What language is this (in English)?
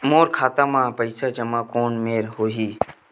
Chhattisgarhi